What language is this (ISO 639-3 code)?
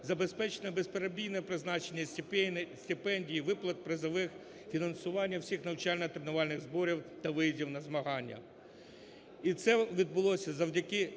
ukr